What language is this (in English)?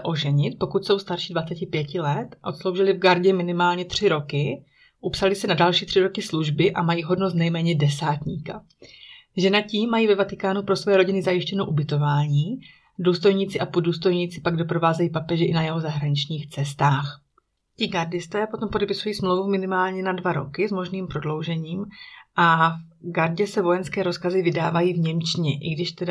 Czech